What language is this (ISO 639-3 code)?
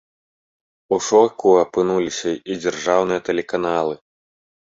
bel